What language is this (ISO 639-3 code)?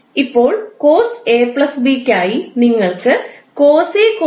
mal